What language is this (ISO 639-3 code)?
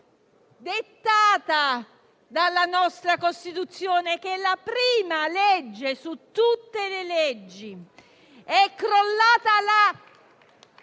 ita